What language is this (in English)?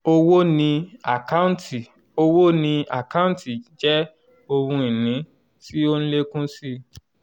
Yoruba